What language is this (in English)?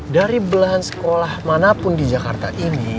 Indonesian